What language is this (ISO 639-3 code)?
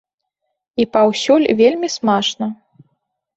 bel